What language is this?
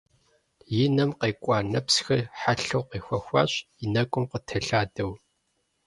Kabardian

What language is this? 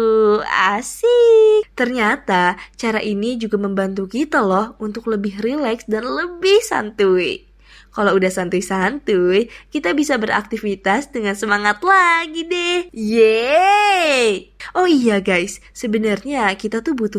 Indonesian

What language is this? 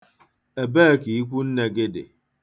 Igbo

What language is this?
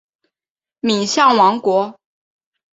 Chinese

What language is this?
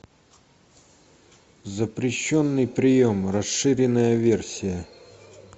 Russian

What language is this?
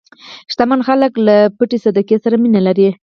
Pashto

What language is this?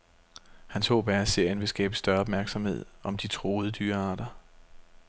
Danish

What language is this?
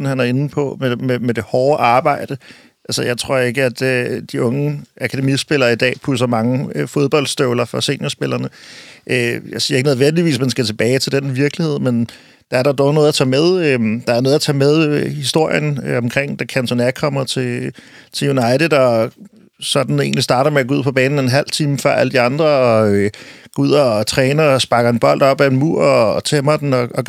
Danish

